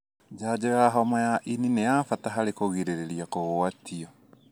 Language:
Kikuyu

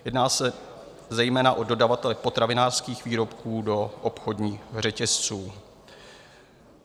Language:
Czech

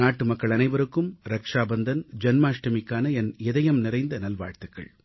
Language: Tamil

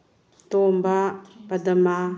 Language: Manipuri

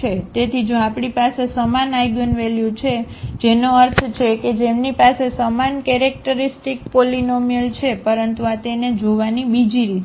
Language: Gujarati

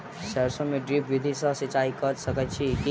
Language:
Maithili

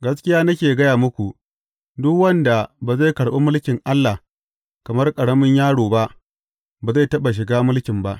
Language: Hausa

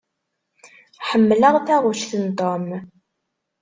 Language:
Kabyle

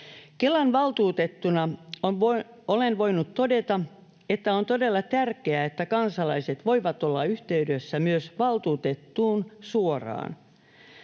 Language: Finnish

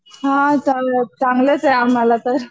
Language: Marathi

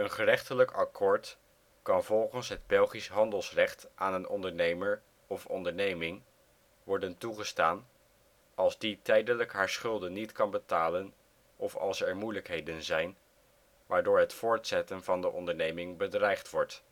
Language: Dutch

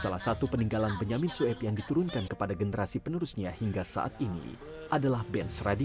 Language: Indonesian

